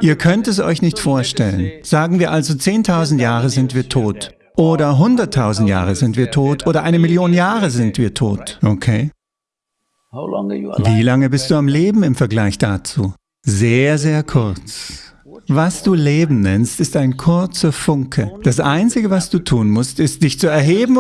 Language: German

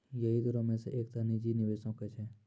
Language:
Maithili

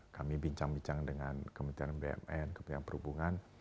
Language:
Indonesian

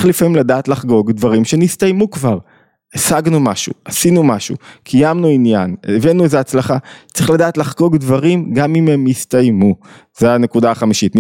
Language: Hebrew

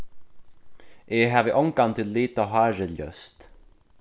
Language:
Faroese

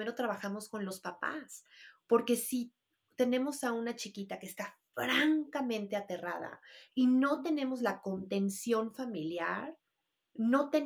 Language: Spanish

